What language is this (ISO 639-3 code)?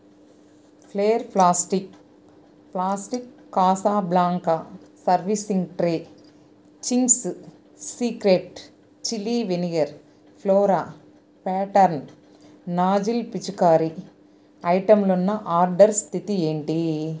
tel